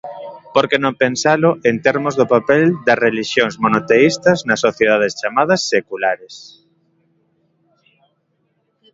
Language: Galician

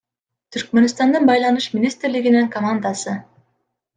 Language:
Kyrgyz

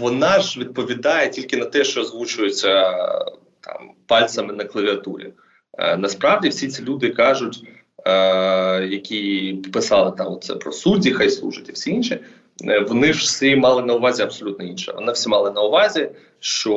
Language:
Ukrainian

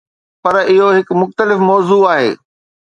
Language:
Sindhi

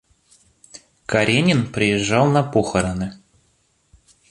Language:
Russian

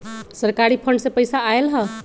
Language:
Magahi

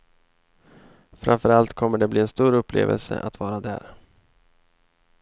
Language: Swedish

